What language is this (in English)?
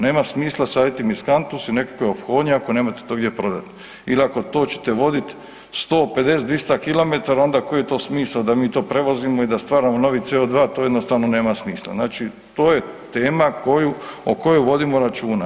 Croatian